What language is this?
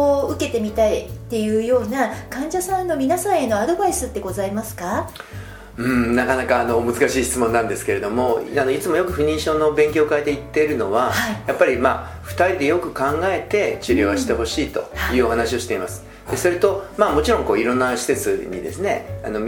Japanese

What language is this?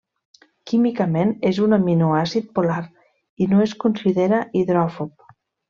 Catalan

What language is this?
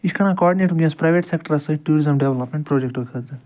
Kashmiri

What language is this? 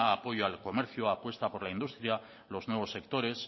Spanish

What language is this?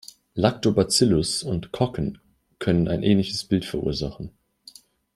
German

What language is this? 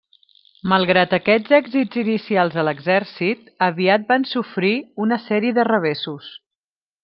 Catalan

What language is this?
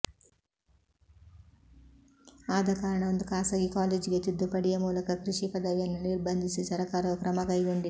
Kannada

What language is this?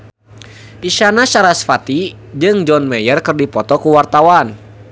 Sundanese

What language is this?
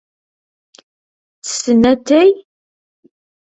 Kabyle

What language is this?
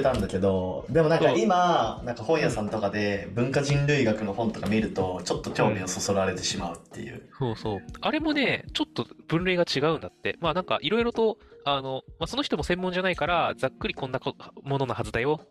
Japanese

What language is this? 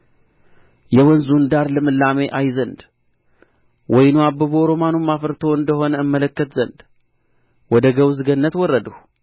Amharic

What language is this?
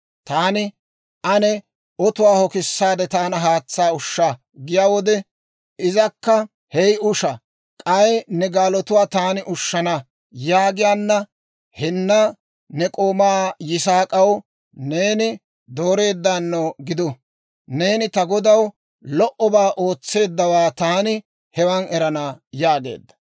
Dawro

